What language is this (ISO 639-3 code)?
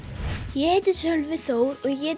isl